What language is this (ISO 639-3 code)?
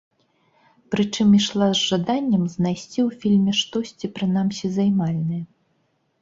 bel